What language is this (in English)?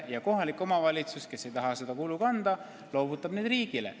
Estonian